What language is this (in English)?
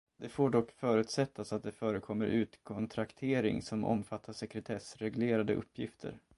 Swedish